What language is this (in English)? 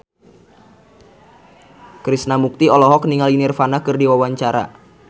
Sundanese